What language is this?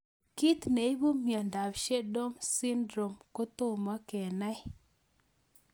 Kalenjin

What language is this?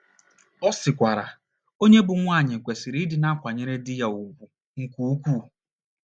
Igbo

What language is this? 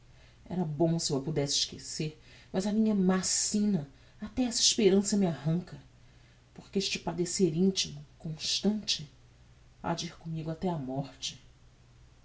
Portuguese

